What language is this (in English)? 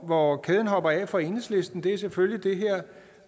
Danish